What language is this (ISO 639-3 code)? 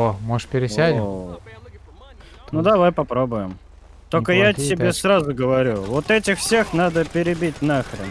rus